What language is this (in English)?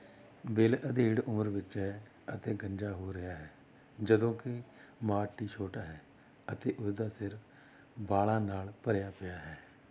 Punjabi